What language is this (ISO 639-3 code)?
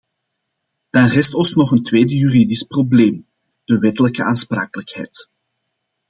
nld